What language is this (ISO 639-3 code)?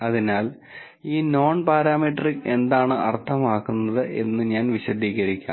mal